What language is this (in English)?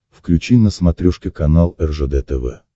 Russian